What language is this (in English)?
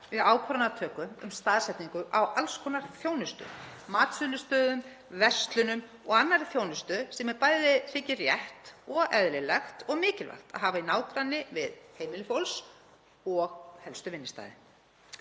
Icelandic